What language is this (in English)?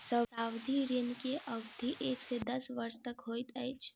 Maithili